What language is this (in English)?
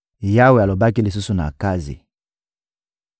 Lingala